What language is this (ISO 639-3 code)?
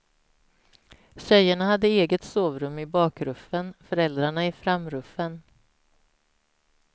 swe